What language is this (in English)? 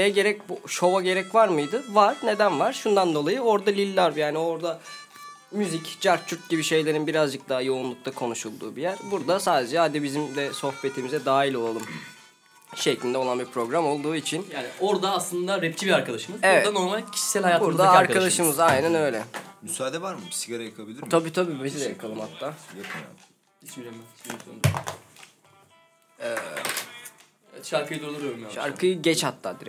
Turkish